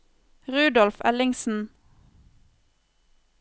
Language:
Norwegian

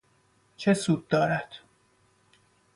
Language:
Persian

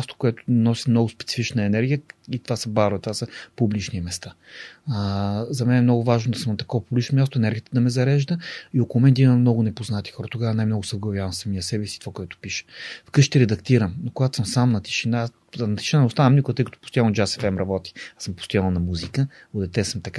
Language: Bulgarian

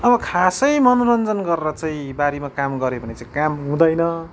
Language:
Nepali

